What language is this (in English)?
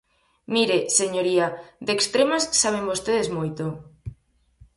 Galician